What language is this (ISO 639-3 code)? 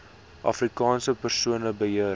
afr